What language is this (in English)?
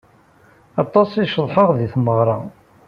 Kabyle